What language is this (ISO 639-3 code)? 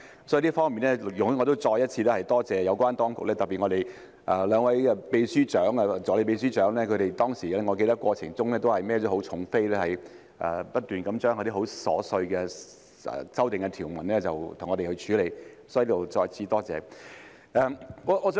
yue